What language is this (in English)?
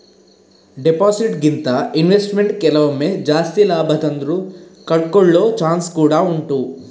Kannada